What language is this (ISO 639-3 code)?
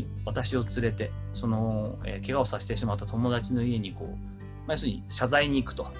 jpn